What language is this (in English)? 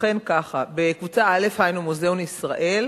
Hebrew